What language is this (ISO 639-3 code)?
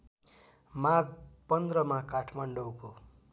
nep